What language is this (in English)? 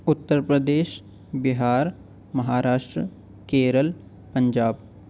Urdu